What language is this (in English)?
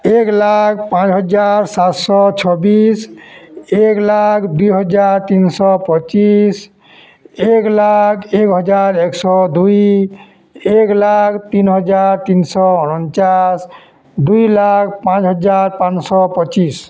Odia